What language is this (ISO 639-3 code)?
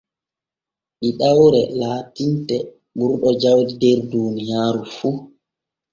fue